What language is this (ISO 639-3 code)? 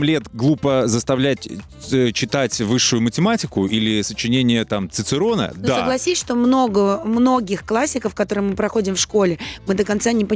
rus